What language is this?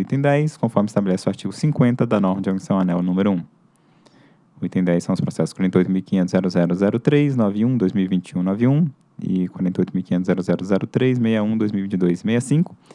Portuguese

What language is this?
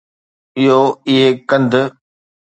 Sindhi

